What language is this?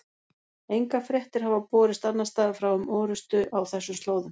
Icelandic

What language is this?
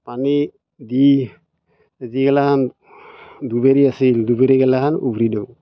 Assamese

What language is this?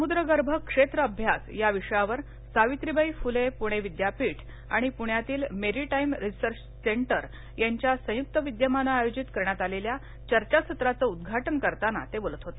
Marathi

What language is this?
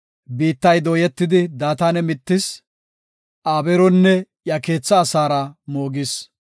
Gofa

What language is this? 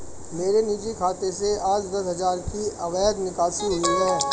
Hindi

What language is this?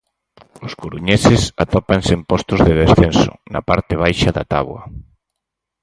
Galician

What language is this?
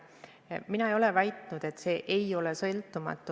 Estonian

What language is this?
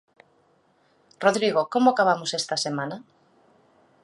Galician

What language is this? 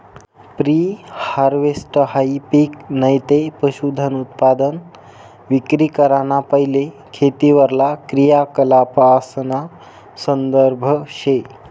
Marathi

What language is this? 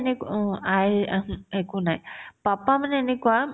Assamese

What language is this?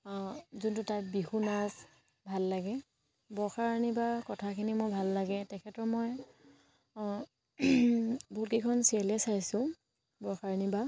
Assamese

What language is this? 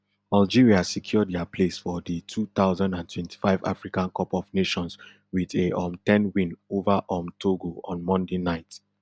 Nigerian Pidgin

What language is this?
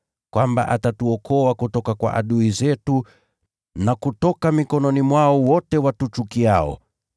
Swahili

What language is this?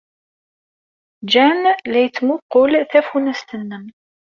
Kabyle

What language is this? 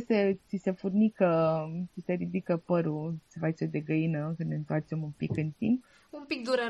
Romanian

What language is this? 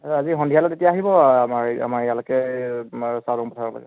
Assamese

